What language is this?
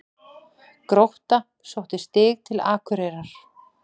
Icelandic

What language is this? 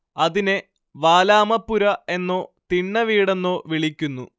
Malayalam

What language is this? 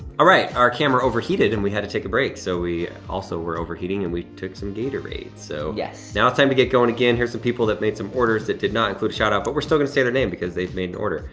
English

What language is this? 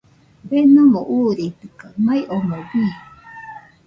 Nüpode Huitoto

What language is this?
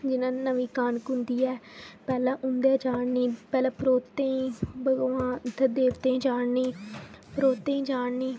Dogri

